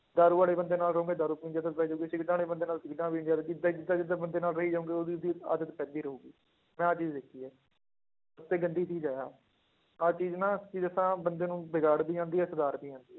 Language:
Punjabi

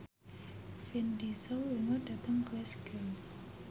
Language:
Javanese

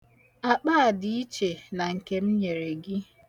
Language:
Igbo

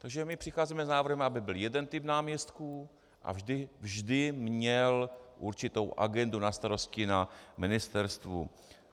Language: Czech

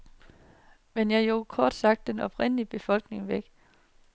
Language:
Danish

